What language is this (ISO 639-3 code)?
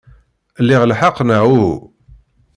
kab